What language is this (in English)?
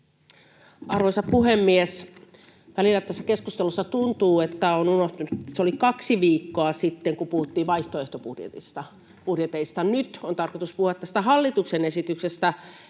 Finnish